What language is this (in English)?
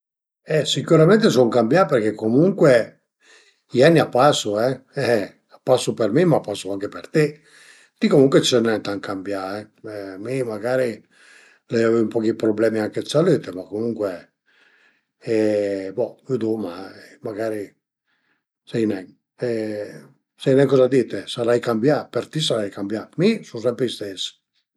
Piedmontese